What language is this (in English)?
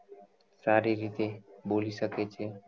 Gujarati